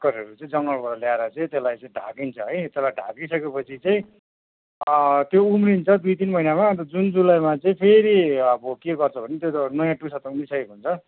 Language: Nepali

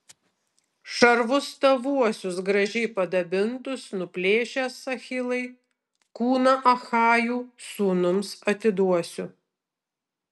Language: Lithuanian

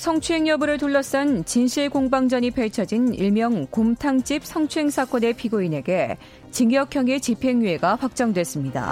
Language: Korean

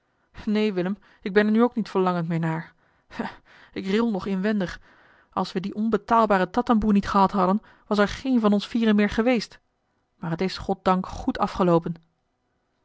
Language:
Dutch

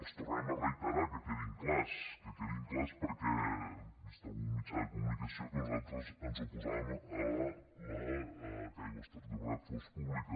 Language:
Catalan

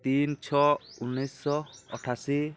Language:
Odia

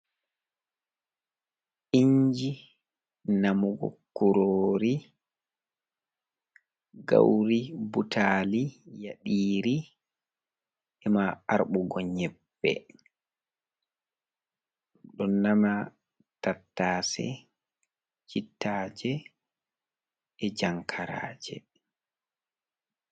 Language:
Fula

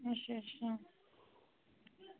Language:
Dogri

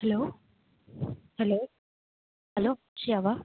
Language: Tamil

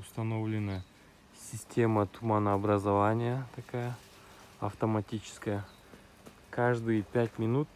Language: Russian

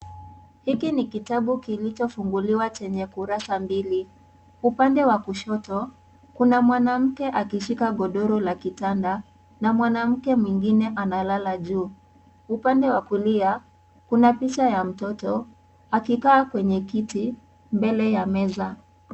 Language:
Swahili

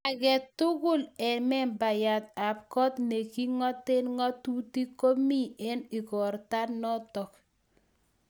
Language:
Kalenjin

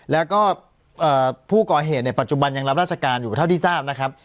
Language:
Thai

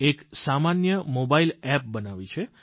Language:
Gujarati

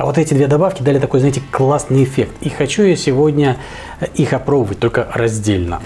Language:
Russian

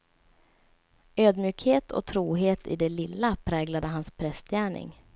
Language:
Swedish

